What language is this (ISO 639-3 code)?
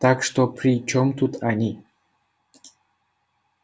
rus